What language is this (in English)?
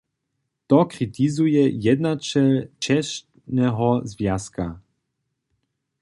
Upper Sorbian